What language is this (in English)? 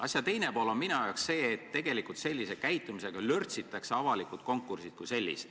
Estonian